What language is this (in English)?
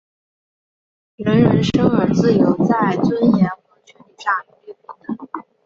Chinese